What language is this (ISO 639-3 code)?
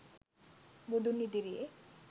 sin